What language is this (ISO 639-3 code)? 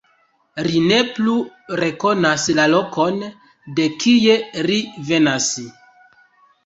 epo